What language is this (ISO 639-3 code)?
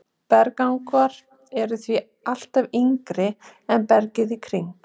isl